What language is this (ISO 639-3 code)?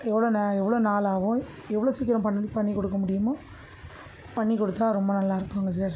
tam